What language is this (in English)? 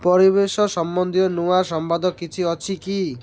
Odia